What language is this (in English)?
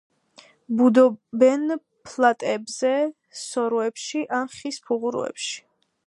Georgian